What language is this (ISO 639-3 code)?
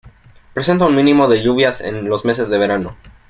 spa